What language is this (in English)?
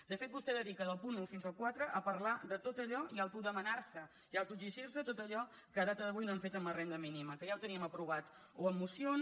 Catalan